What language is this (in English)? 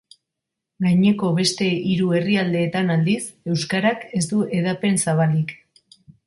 Basque